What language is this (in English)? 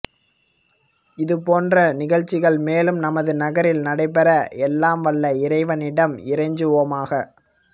Tamil